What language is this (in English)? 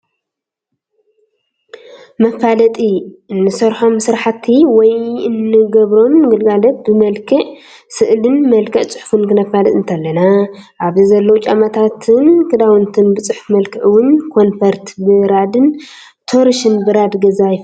Tigrinya